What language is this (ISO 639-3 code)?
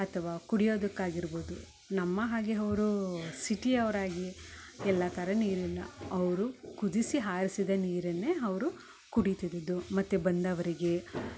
kan